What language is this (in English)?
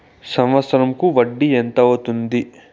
Telugu